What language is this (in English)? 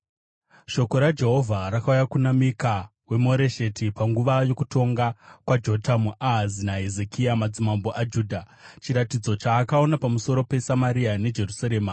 Shona